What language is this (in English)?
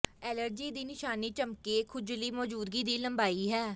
Punjabi